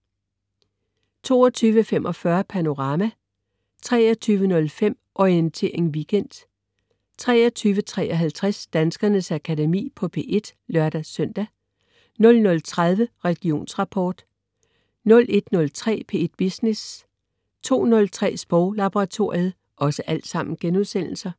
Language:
Danish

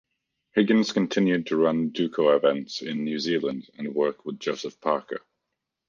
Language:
English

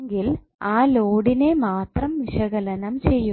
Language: Malayalam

